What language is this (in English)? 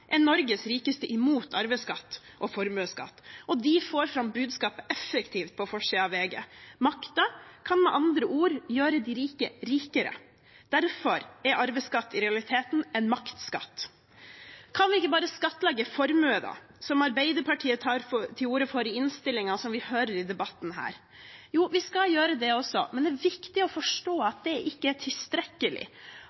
Norwegian Bokmål